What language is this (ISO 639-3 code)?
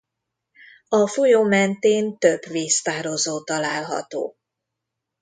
hun